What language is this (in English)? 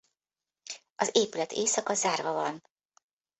Hungarian